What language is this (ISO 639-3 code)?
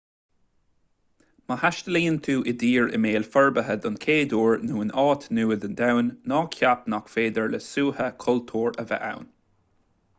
gle